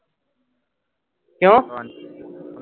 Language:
Punjabi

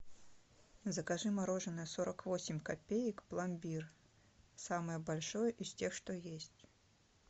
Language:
Russian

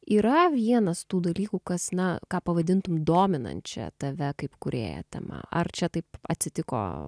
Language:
Lithuanian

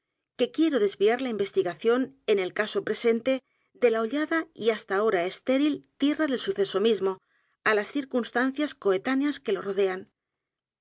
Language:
Spanish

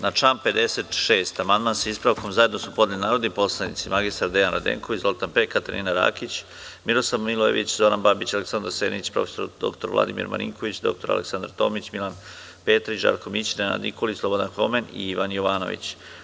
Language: Serbian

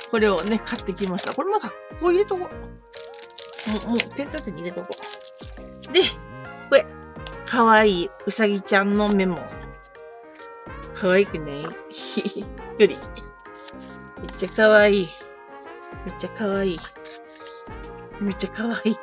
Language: Japanese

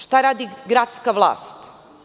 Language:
Serbian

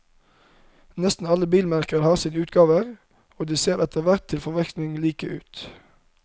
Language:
Norwegian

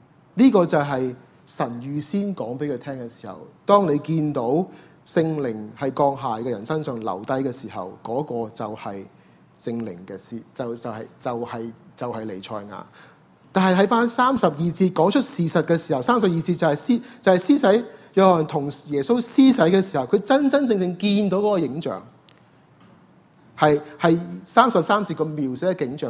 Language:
Chinese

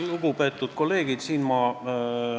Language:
Estonian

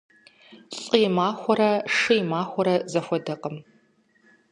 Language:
Kabardian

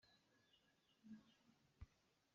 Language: Hakha Chin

